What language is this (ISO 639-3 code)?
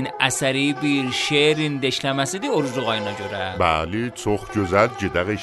fas